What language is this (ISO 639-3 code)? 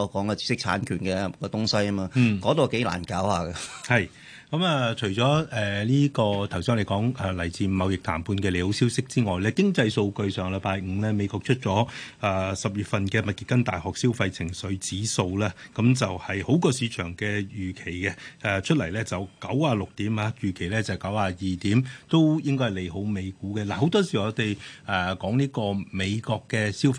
zho